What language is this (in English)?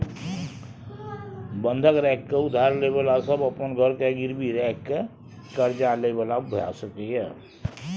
Maithili